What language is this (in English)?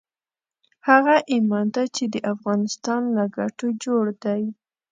Pashto